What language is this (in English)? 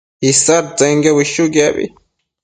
Matsés